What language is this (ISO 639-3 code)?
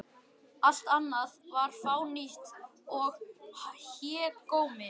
isl